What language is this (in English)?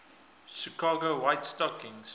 English